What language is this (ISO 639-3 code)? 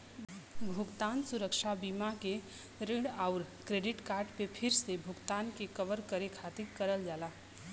bho